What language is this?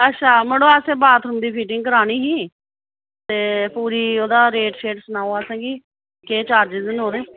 Dogri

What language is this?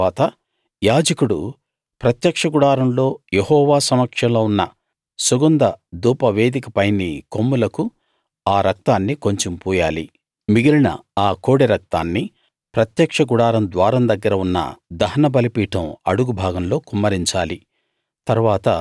Telugu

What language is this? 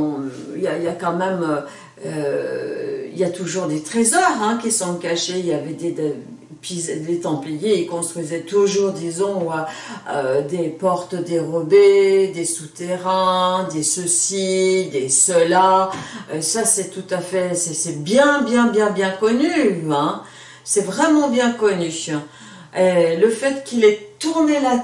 French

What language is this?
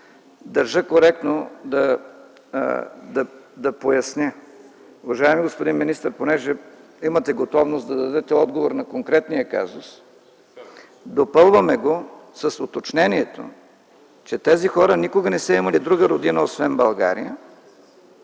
Bulgarian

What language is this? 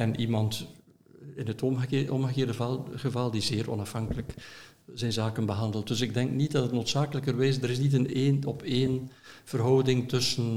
Dutch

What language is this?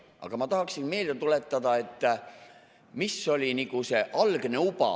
Estonian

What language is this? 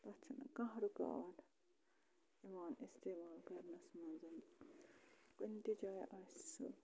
Kashmiri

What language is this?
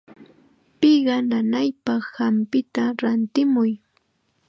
Chiquián Ancash Quechua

